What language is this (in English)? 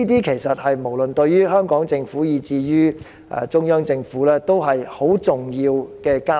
Cantonese